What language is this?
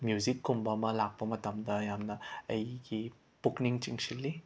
Manipuri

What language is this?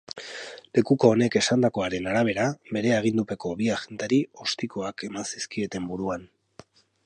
Basque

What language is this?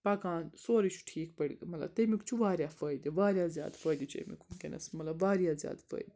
Kashmiri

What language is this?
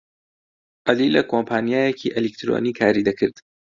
Central Kurdish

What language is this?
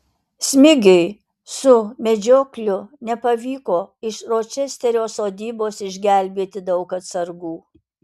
Lithuanian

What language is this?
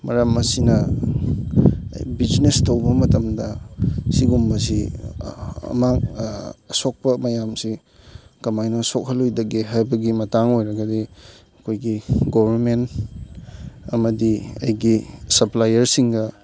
Manipuri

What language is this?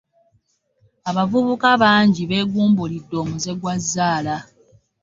Ganda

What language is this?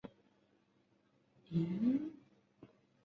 Chinese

